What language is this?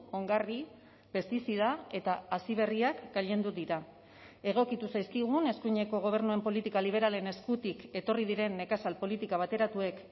Basque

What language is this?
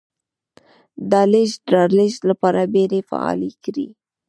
Pashto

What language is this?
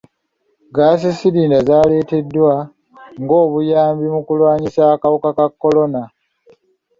Ganda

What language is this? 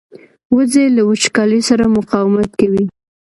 Pashto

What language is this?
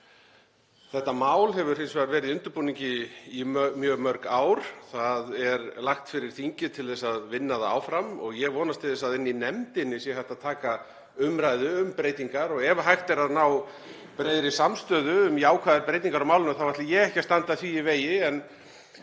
Icelandic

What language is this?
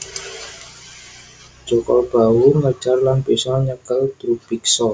Javanese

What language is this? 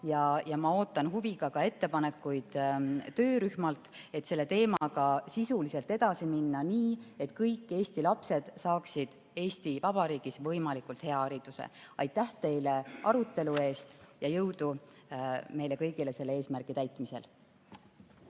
Estonian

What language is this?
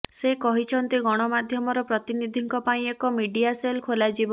Odia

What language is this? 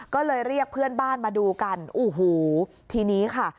Thai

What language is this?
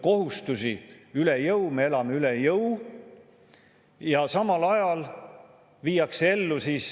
Estonian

